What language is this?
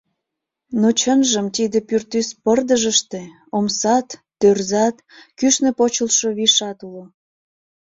Mari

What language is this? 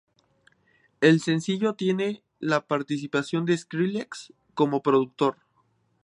Spanish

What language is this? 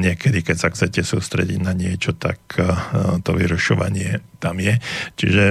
Slovak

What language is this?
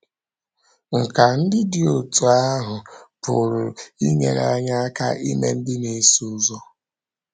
Igbo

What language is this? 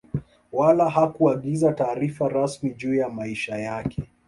Swahili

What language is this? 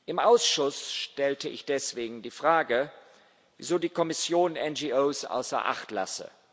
German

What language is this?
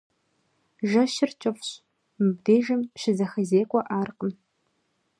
Kabardian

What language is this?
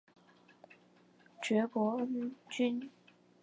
Chinese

